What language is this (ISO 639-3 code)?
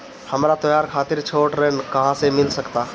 bho